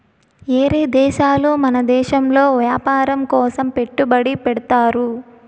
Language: Telugu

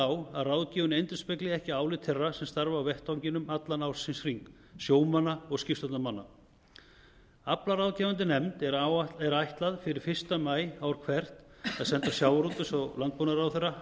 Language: Icelandic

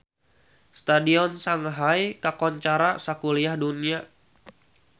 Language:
Sundanese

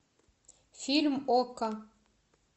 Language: Russian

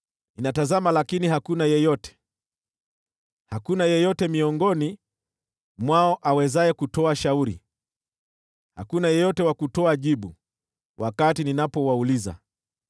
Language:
Swahili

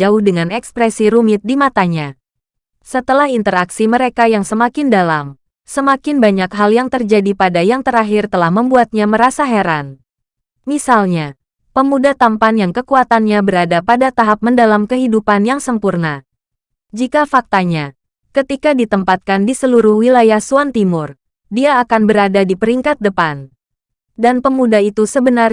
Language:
Indonesian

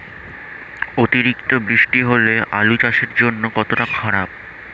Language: Bangla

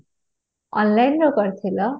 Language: Odia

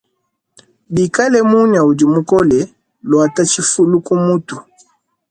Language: Luba-Lulua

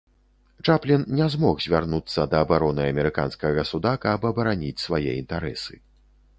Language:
Belarusian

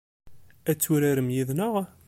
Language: Kabyle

